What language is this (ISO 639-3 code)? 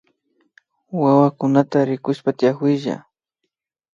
qvi